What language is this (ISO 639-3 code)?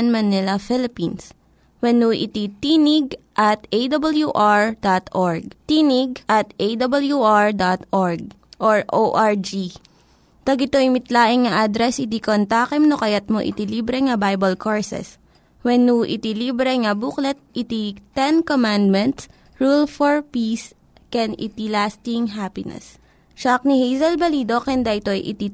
fil